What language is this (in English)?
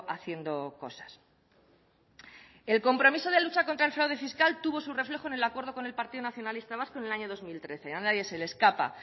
Spanish